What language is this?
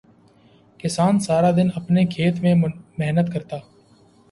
Urdu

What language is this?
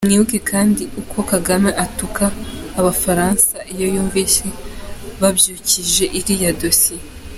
Kinyarwanda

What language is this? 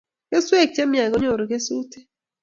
Kalenjin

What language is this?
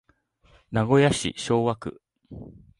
Japanese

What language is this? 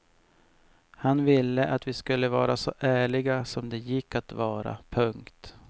Swedish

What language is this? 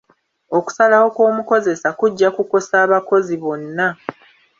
Ganda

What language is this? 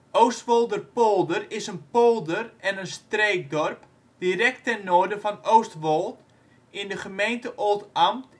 Dutch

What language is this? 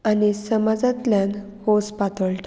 Konkani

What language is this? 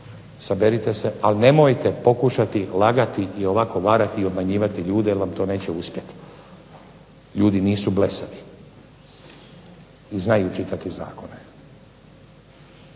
Croatian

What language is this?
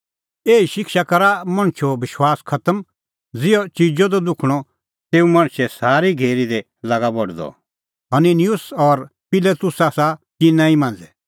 Kullu Pahari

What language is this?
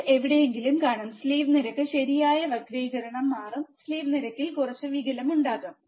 Malayalam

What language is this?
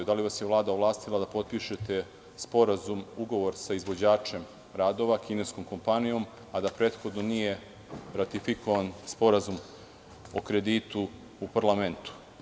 Serbian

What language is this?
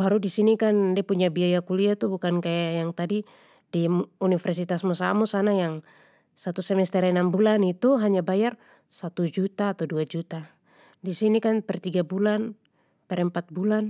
Papuan Malay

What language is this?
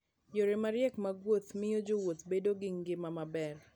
Luo (Kenya and Tanzania)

